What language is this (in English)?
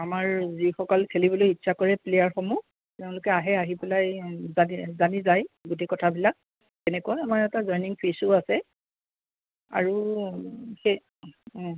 Assamese